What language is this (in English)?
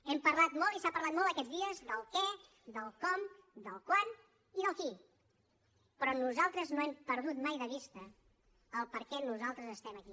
Catalan